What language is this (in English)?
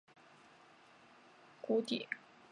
Chinese